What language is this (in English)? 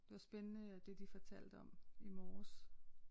Danish